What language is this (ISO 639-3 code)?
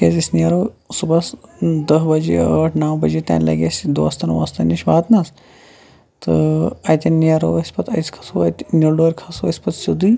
kas